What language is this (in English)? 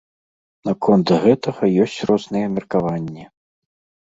Belarusian